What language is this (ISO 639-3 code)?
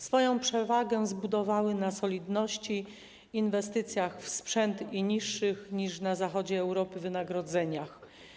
pol